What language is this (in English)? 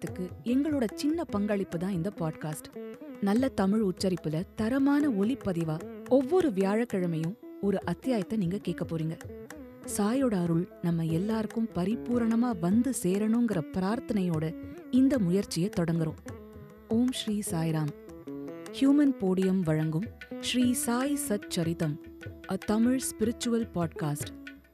Tamil